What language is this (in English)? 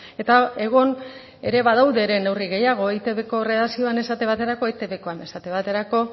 Basque